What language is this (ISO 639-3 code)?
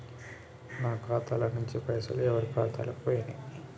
tel